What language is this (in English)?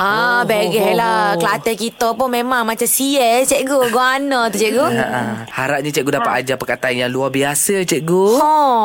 Malay